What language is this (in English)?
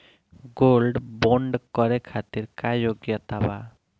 Bhojpuri